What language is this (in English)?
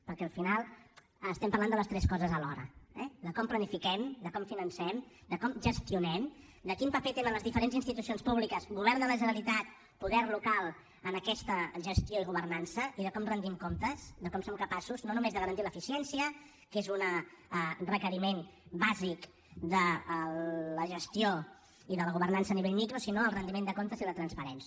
Catalan